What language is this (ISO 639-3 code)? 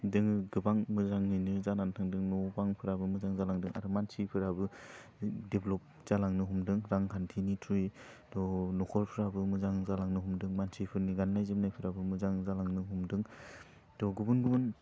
brx